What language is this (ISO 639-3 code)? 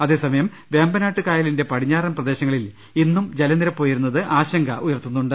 mal